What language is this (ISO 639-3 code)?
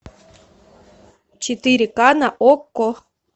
rus